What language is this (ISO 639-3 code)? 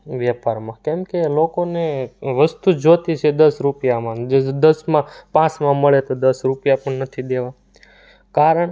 guj